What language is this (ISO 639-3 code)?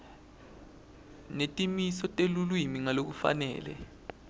ssw